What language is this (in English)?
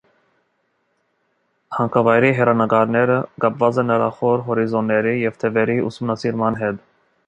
Armenian